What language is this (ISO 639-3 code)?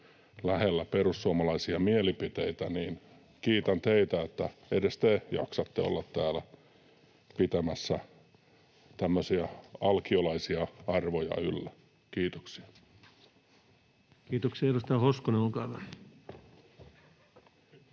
fin